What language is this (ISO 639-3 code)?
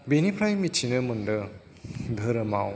brx